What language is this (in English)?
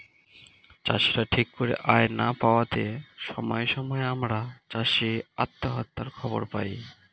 Bangla